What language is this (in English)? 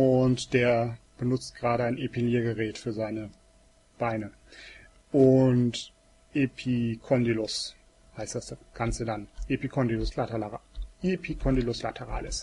German